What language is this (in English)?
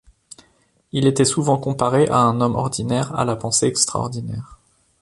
French